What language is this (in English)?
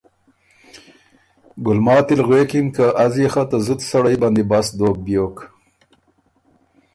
Ormuri